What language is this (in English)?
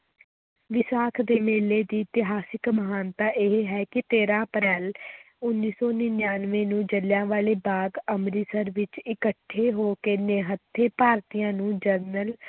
Punjabi